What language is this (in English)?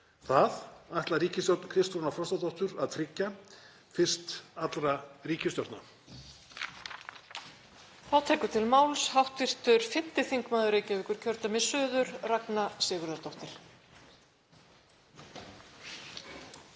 Icelandic